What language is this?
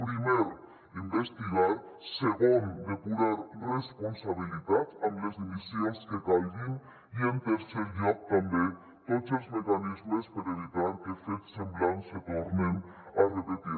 Catalan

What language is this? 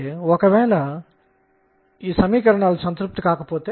Telugu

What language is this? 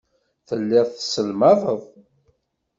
Kabyle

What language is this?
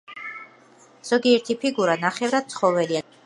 Georgian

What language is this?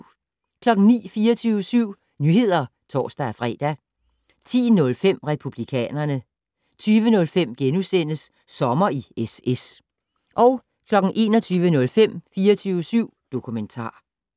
Danish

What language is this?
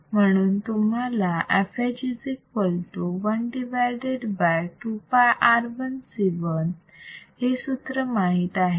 Marathi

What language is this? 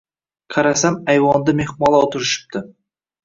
Uzbek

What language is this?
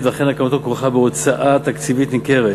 Hebrew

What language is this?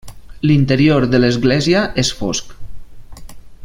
Catalan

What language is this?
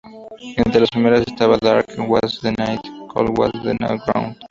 Spanish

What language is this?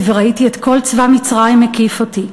Hebrew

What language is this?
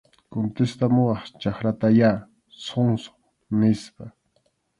Arequipa-La Unión Quechua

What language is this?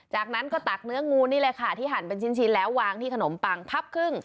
Thai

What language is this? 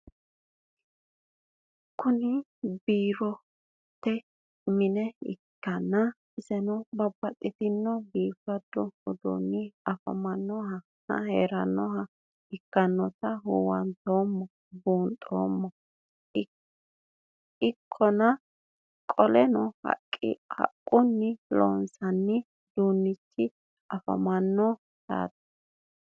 Sidamo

